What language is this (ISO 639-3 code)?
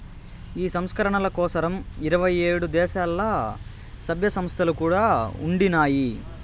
tel